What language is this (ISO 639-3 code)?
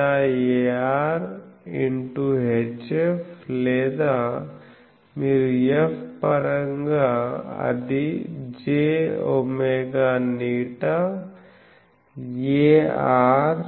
tel